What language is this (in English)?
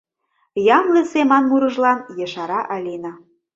Mari